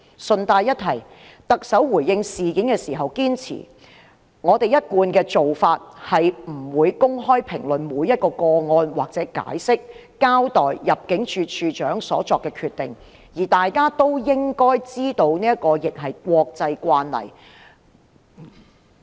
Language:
Cantonese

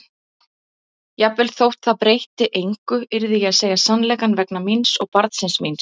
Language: Icelandic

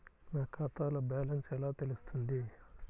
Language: Telugu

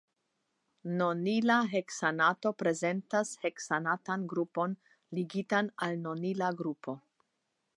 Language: Esperanto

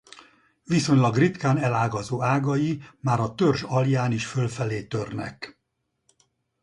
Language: Hungarian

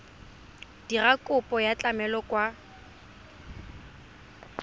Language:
Tswana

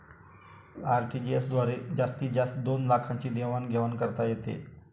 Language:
Marathi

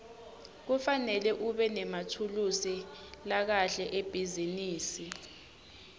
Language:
Swati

